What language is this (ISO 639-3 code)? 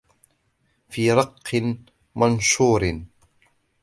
ara